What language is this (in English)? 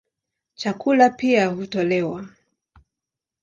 Swahili